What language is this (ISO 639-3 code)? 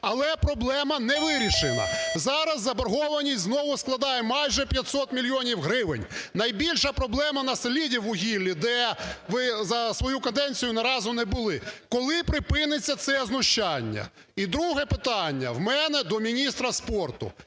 ukr